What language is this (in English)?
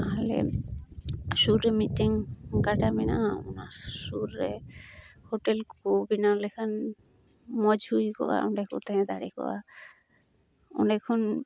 Santali